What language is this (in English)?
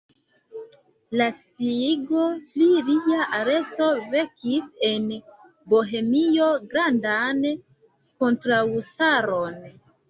Esperanto